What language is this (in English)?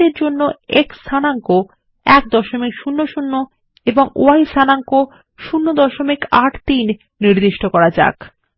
Bangla